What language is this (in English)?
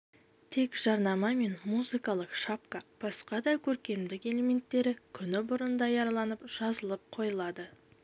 Kazakh